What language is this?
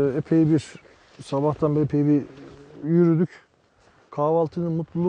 Turkish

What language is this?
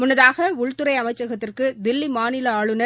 Tamil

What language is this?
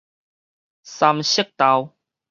Min Nan Chinese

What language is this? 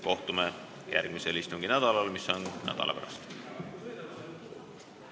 Estonian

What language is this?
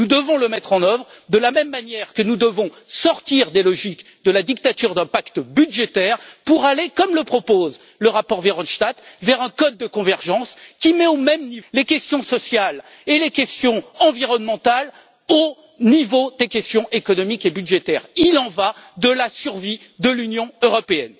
French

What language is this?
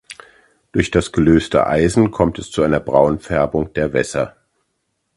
German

